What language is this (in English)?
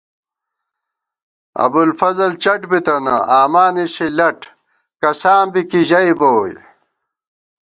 Gawar-Bati